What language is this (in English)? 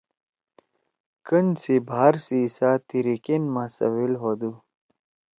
Torwali